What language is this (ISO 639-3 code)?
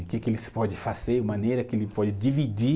por